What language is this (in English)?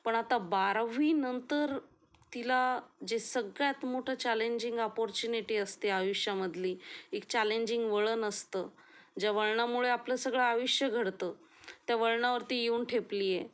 Marathi